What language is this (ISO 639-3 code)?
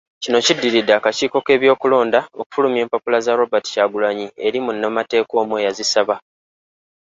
lug